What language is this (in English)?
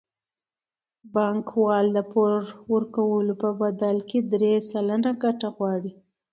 Pashto